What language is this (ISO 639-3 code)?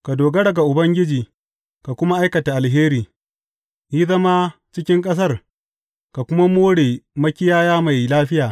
hau